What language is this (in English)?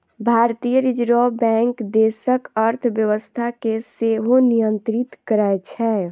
Maithili